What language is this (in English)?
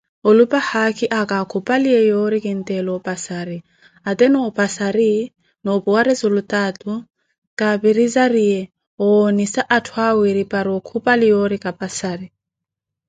Koti